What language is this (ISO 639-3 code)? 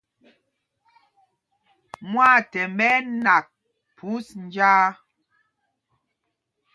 mgg